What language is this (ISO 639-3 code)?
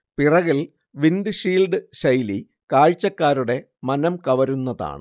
mal